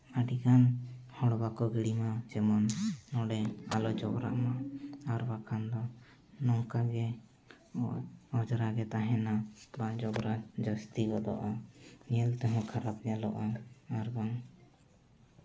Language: Santali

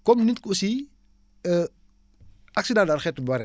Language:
Wolof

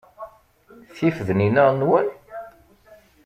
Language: Kabyle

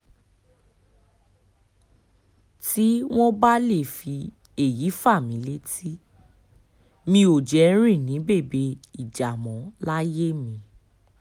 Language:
Yoruba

